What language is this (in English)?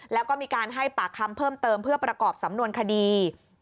Thai